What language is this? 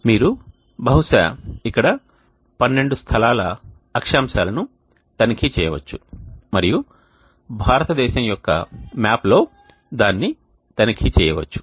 Telugu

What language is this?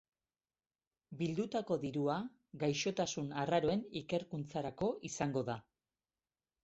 Basque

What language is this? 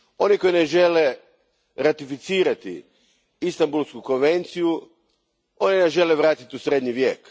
Croatian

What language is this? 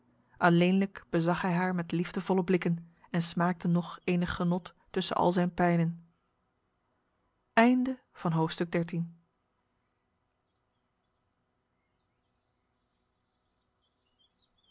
Dutch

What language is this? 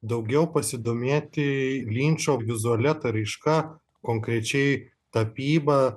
Lithuanian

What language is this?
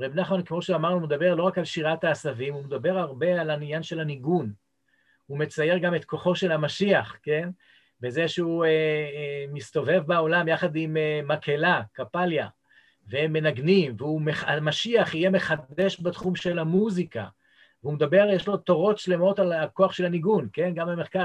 Hebrew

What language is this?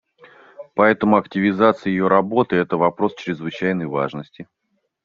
Russian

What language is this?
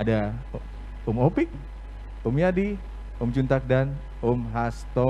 Indonesian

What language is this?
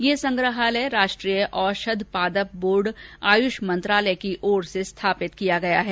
Hindi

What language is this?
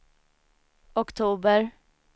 Swedish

